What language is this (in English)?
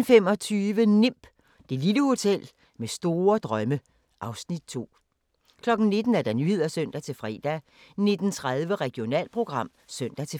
Danish